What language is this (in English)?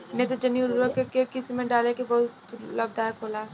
Bhojpuri